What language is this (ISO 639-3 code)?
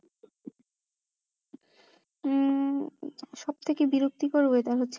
ben